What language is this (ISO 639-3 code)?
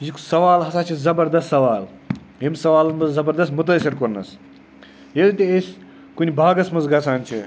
kas